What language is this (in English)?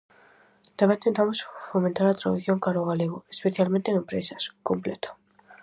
Galician